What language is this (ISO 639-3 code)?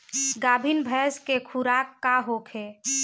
bho